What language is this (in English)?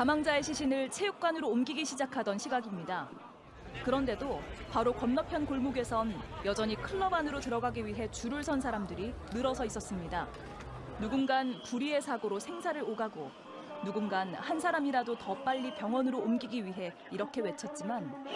Korean